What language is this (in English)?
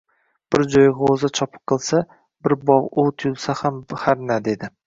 Uzbek